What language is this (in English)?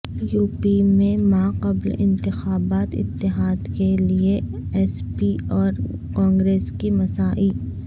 Urdu